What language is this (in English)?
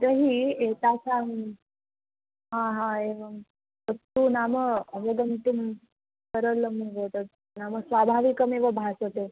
Sanskrit